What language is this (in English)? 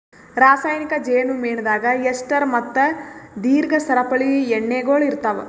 Kannada